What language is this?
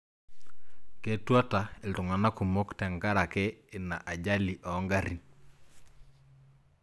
Masai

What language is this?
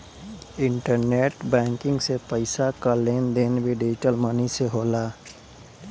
Bhojpuri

